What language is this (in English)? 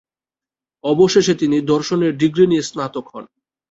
Bangla